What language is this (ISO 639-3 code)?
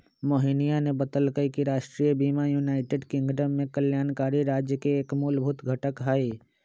mag